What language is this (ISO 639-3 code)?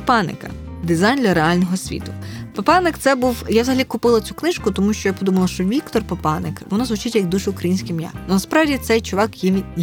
ukr